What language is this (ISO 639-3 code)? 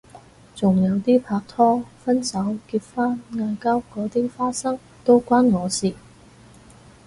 yue